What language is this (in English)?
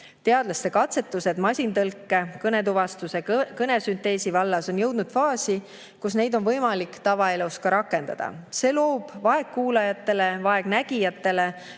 Estonian